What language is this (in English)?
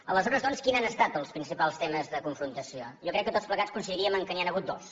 Catalan